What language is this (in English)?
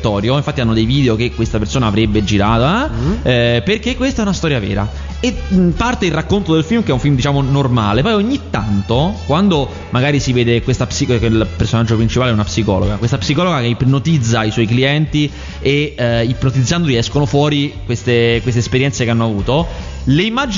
Italian